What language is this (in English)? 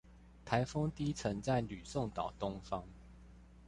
Chinese